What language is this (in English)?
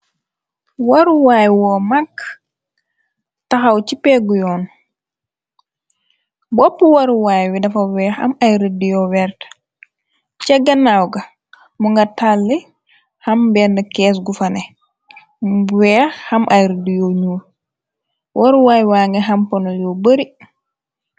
Wolof